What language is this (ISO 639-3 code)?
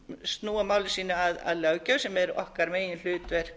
isl